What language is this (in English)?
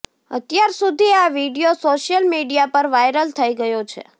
Gujarati